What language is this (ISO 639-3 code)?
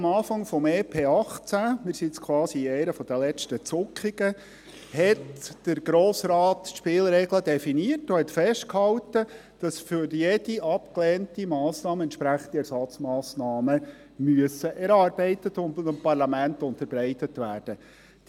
gsw